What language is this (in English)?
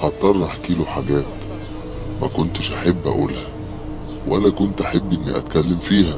Arabic